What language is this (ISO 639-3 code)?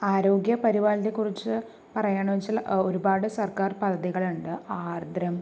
mal